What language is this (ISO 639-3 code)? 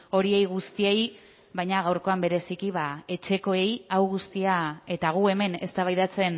eus